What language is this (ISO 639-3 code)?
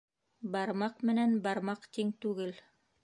bak